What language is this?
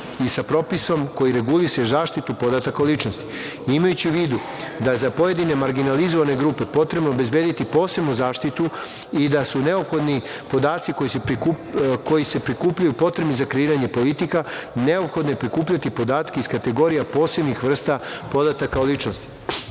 Serbian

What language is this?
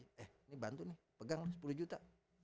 Indonesian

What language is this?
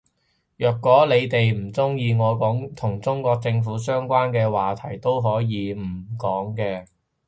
Cantonese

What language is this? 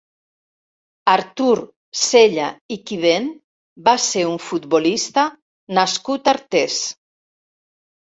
Catalan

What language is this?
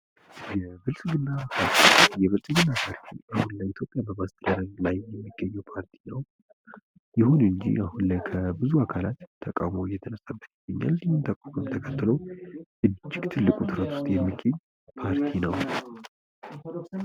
Amharic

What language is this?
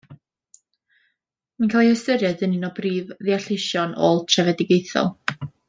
Welsh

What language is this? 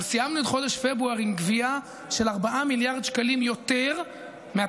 Hebrew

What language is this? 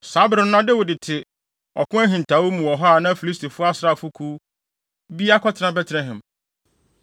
Akan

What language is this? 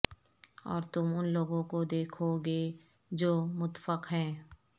Urdu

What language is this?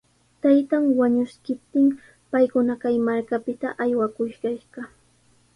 Sihuas Ancash Quechua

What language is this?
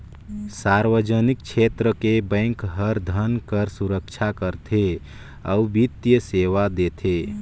Chhattisgarhi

